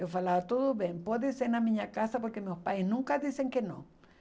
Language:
Portuguese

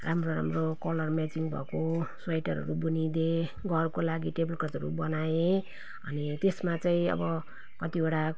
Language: Nepali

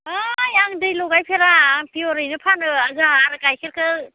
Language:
Bodo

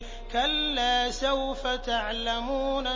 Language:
Arabic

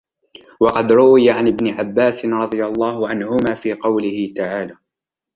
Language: Arabic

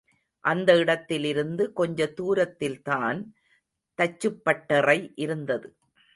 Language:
Tamil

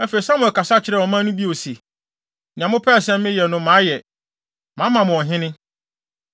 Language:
Akan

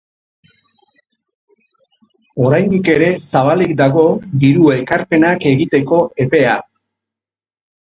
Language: Basque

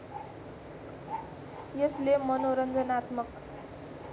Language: Nepali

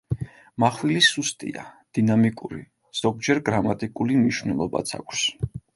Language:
Georgian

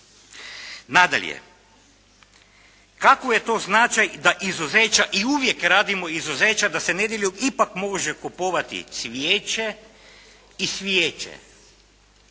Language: Croatian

